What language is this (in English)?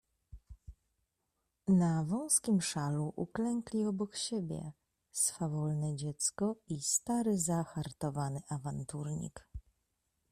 Polish